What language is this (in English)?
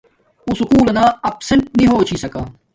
Domaaki